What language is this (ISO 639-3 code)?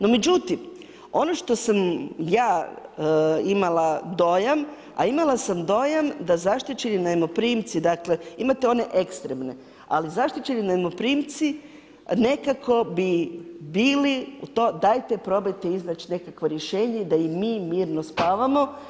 hrv